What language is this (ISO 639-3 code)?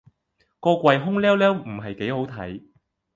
yue